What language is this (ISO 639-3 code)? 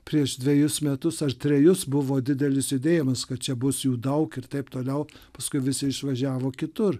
lit